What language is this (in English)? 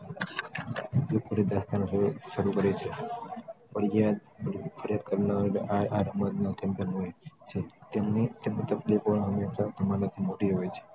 Gujarati